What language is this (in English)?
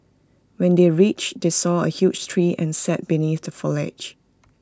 English